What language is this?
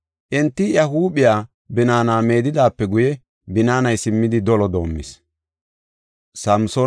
Gofa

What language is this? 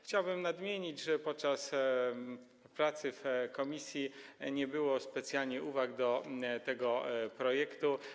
Polish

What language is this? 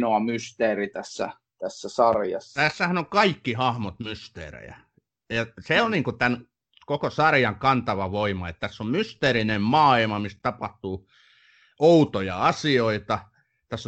Finnish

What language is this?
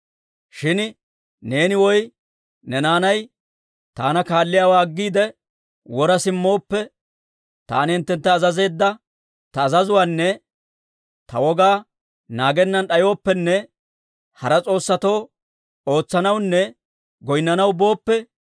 Dawro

